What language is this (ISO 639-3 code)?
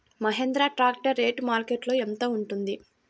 tel